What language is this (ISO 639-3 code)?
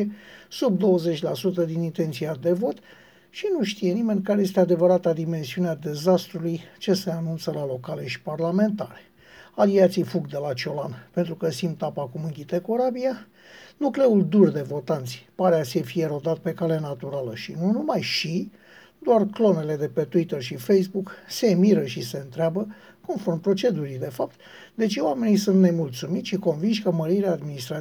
ron